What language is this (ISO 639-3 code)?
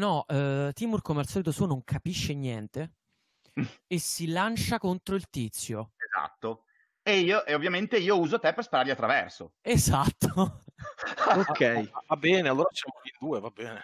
ita